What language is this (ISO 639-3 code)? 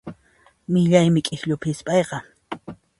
qxp